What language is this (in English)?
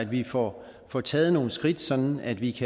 Danish